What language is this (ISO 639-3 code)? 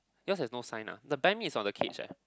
eng